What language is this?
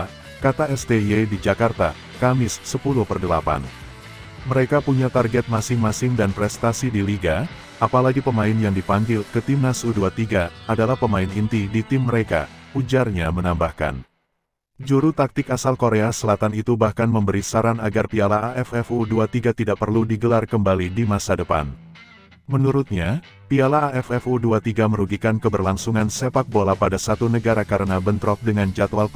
Indonesian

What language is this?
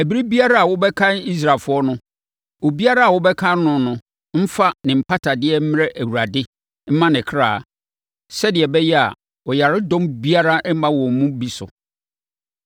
Akan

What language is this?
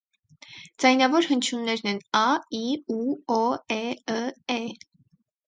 Armenian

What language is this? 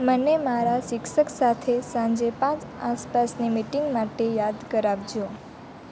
Gujarati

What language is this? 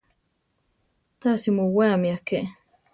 Central Tarahumara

